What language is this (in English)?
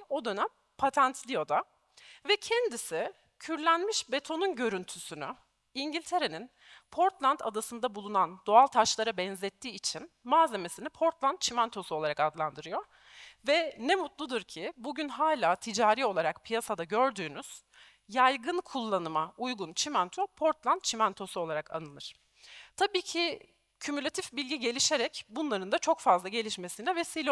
Turkish